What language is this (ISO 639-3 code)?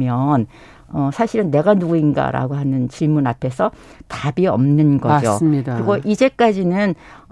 kor